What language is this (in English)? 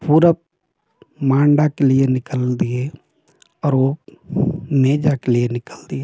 Hindi